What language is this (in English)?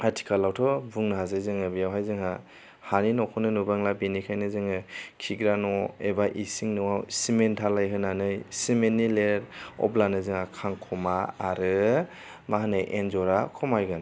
Bodo